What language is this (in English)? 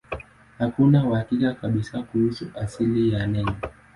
Swahili